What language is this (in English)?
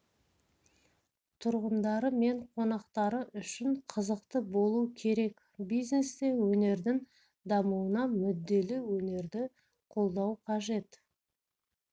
Kazakh